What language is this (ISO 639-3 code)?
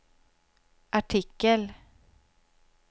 swe